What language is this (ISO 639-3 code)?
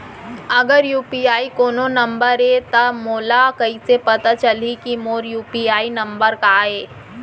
hne